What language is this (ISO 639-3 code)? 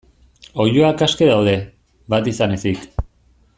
eus